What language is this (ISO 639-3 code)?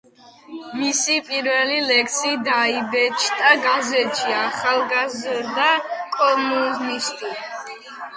kat